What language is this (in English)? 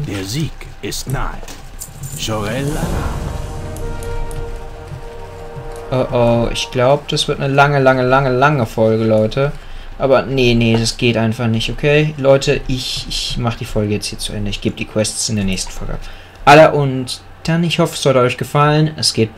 German